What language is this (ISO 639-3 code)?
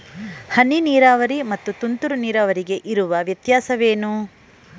kan